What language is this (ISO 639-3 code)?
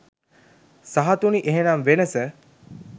sin